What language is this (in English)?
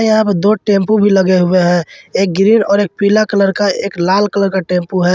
Hindi